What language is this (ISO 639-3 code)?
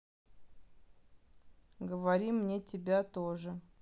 rus